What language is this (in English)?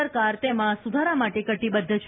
Gujarati